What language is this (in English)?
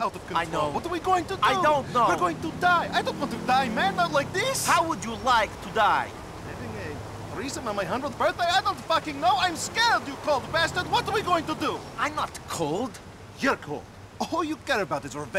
English